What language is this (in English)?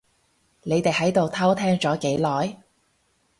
Cantonese